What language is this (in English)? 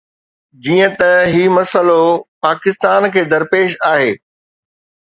Sindhi